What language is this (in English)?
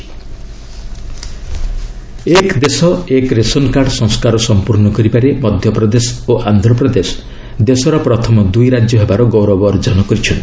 Odia